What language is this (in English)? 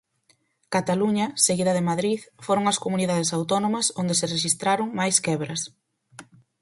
Galician